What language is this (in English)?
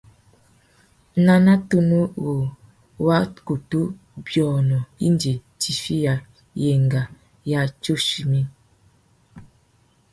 Tuki